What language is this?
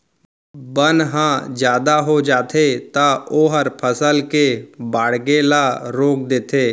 Chhattisgarhi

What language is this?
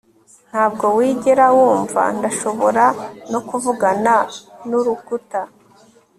Kinyarwanda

